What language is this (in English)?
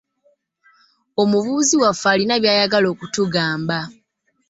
Ganda